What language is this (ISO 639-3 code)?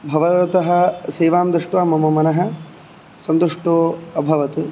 san